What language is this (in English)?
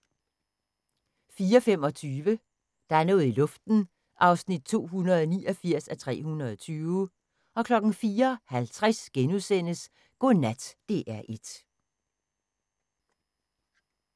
Danish